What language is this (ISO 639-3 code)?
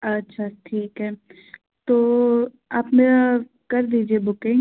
hin